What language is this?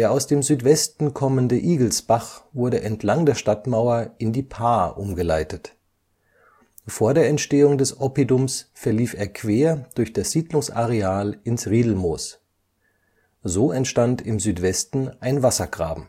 German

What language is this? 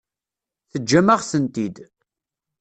Kabyle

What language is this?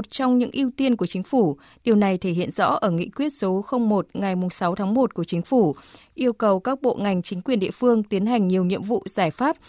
Vietnamese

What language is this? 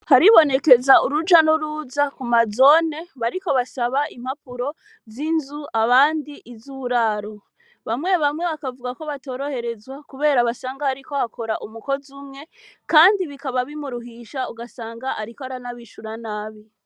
Rundi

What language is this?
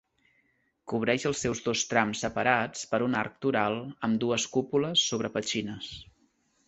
Catalan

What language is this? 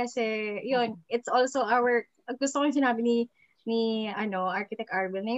Filipino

